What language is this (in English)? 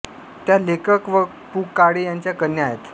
Marathi